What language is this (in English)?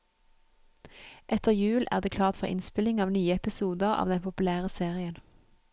Norwegian